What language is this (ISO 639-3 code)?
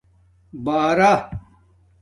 dmk